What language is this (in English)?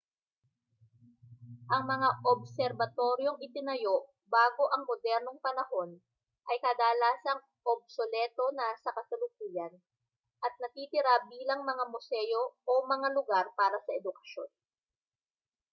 Filipino